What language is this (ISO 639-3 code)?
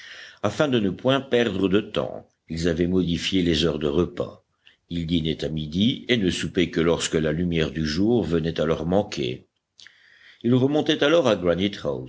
fra